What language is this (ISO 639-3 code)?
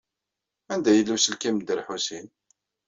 kab